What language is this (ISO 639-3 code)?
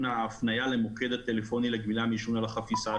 heb